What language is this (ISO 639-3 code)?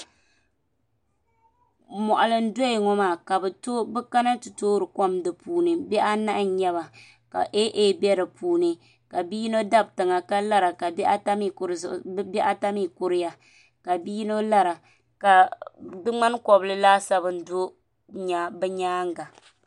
dag